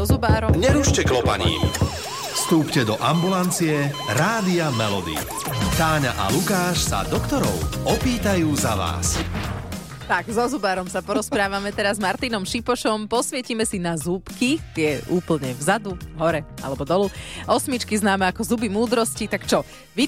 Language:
Slovak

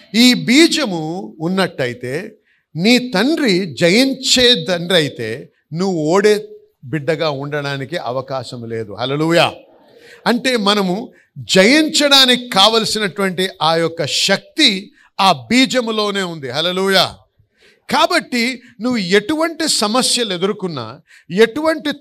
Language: Telugu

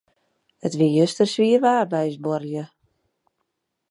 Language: Western Frisian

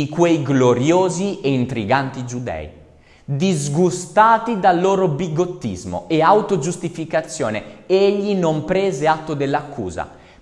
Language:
Italian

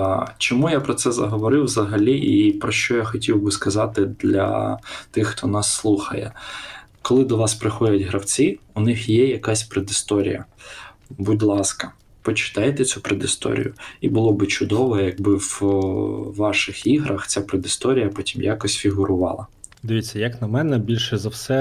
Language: Ukrainian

